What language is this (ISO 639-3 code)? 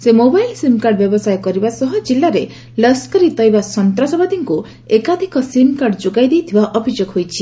ori